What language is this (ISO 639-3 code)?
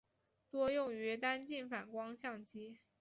zho